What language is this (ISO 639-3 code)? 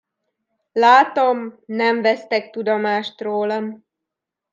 hun